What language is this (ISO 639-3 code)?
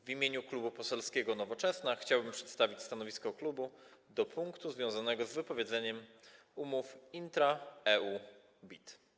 pol